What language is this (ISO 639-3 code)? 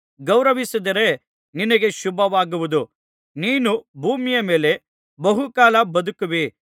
kan